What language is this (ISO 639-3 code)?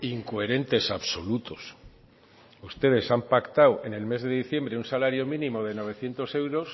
spa